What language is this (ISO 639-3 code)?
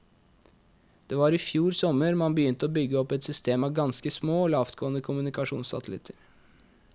nor